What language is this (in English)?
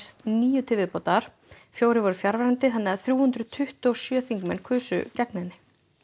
Icelandic